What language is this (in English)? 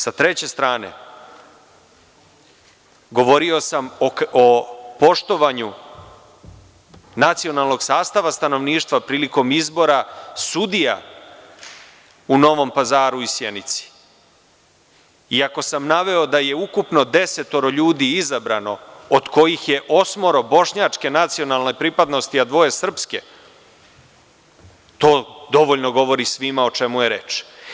Serbian